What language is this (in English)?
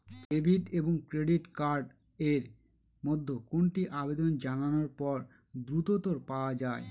Bangla